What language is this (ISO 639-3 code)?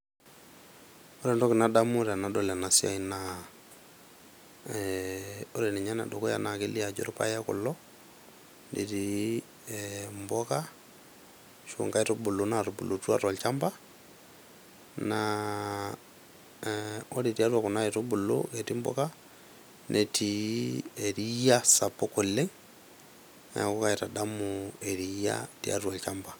mas